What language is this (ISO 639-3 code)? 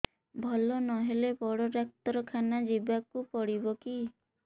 ori